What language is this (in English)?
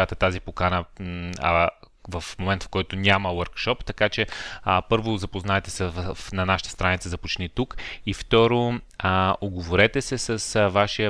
Bulgarian